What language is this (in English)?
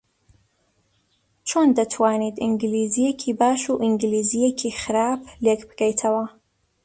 Central Kurdish